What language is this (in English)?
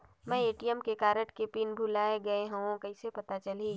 Chhattisgarhi